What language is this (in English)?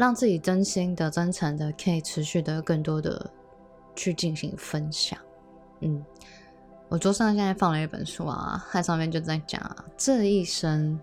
Chinese